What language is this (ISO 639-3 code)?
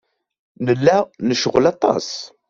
kab